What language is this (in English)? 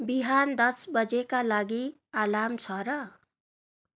Nepali